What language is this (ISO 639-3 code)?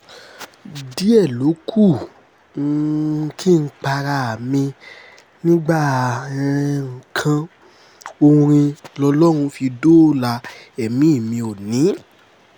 yor